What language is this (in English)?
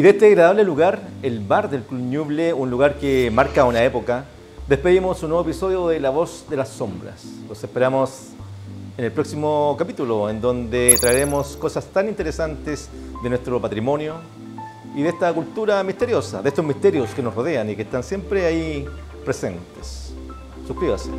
Spanish